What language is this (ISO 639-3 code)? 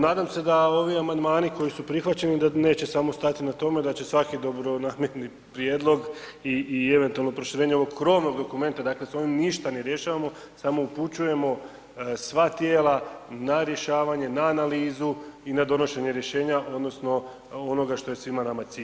hrv